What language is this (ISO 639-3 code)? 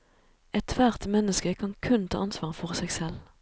nor